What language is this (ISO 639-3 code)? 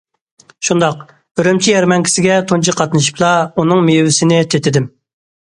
uig